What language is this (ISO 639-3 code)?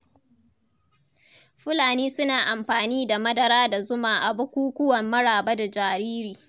hau